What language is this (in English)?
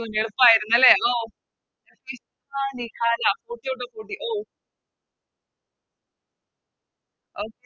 Malayalam